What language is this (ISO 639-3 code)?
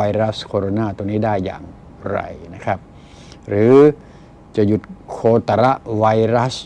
tha